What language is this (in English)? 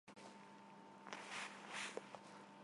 Armenian